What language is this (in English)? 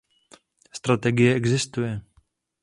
Czech